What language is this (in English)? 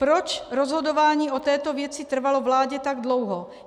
Czech